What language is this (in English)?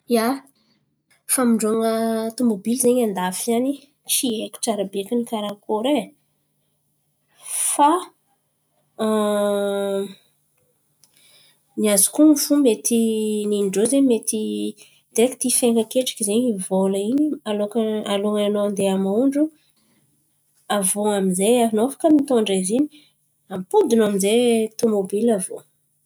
Antankarana Malagasy